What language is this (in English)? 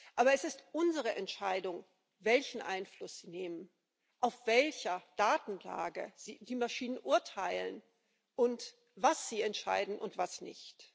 German